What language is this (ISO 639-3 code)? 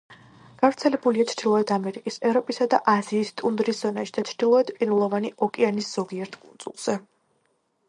kat